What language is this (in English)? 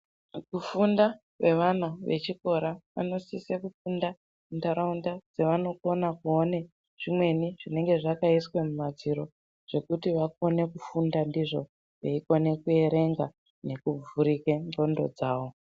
Ndau